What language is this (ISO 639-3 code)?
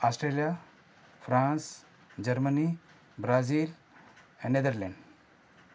snd